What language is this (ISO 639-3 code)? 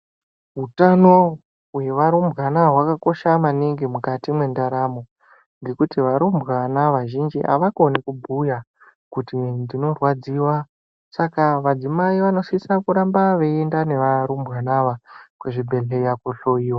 ndc